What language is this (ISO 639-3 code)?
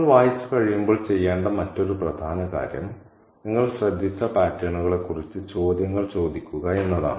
mal